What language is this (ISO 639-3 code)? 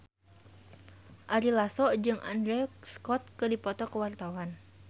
sun